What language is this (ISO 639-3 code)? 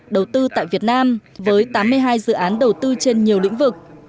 vie